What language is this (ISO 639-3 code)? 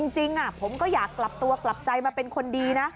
tha